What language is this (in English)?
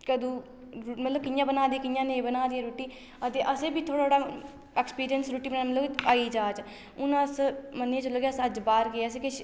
Dogri